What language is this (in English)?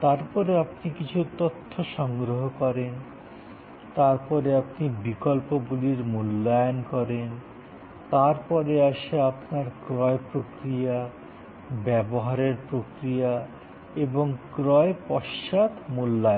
Bangla